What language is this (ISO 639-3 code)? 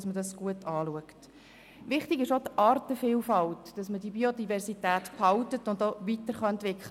gsw